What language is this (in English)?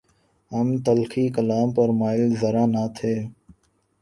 Urdu